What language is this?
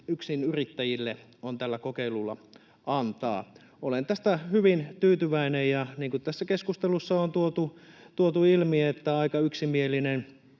Finnish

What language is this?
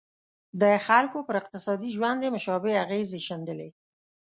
Pashto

